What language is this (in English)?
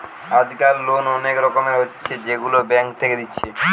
Bangla